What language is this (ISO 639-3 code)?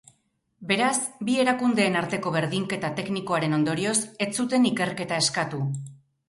eus